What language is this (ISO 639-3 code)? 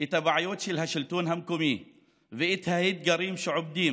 heb